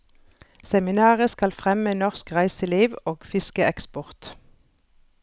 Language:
Norwegian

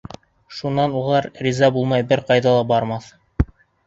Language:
Bashkir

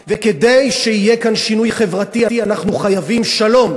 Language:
Hebrew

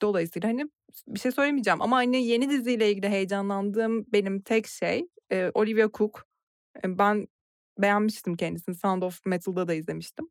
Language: Turkish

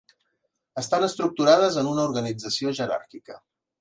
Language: Catalan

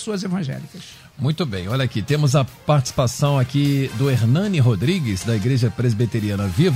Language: Portuguese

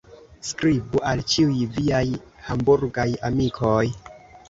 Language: Esperanto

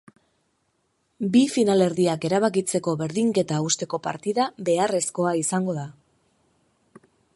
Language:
Basque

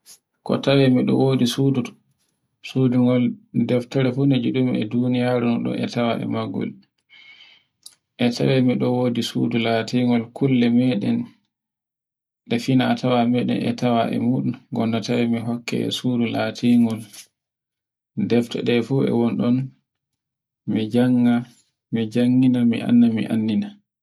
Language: Borgu Fulfulde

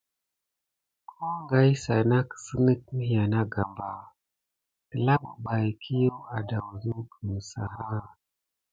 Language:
Gidar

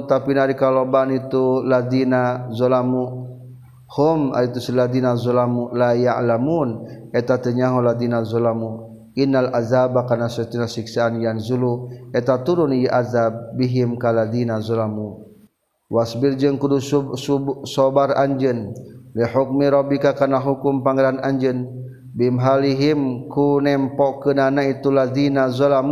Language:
Malay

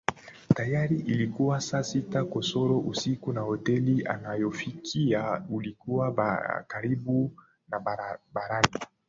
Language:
Swahili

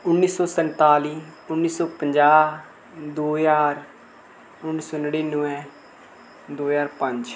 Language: Dogri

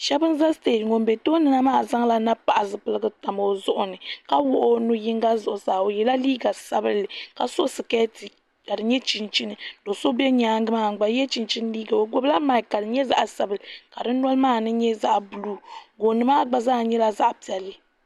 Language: Dagbani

